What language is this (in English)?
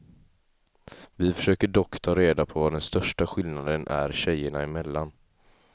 Swedish